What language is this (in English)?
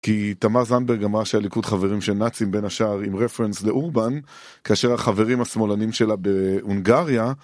Hebrew